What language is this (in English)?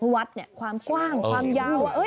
Thai